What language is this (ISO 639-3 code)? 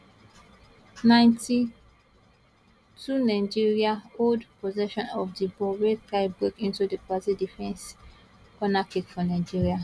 pcm